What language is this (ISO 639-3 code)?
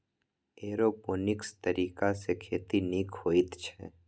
mai